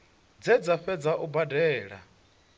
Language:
Venda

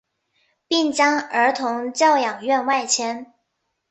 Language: Chinese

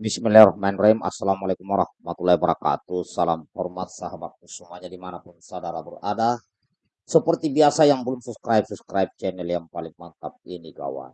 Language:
Indonesian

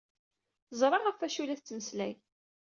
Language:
Kabyle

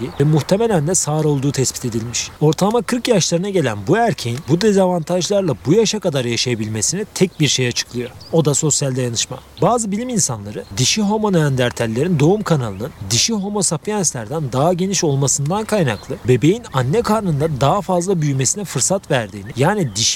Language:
Turkish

